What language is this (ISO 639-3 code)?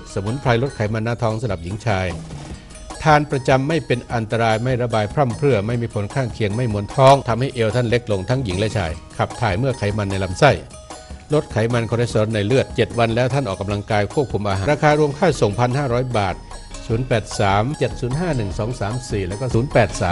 tha